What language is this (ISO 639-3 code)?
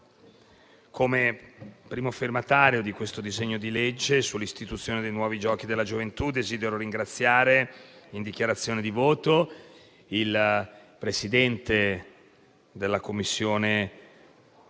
ita